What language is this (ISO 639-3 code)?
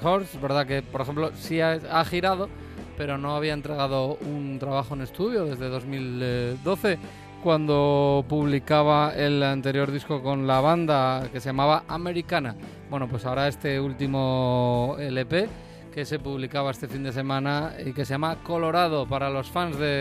spa